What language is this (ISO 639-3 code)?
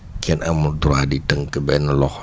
wol